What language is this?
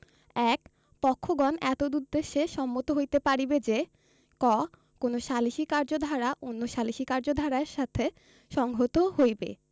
Bangla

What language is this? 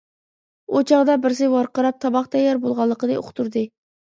Uyghur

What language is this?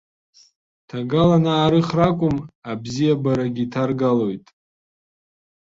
Abkhazian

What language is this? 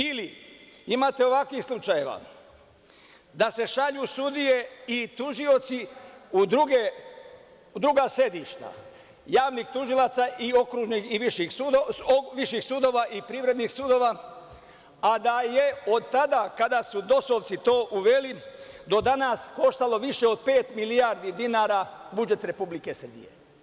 Serbian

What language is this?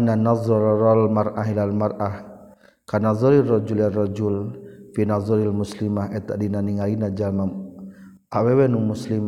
Malay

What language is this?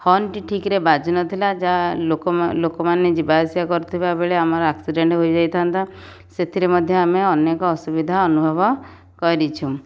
Odia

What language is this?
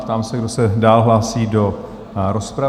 Czech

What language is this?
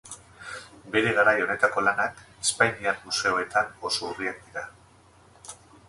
Basque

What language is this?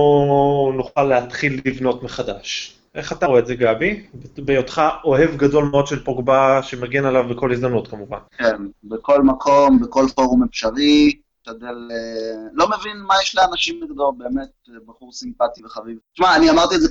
Hebrew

